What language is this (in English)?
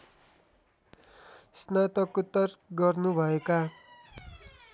Nepali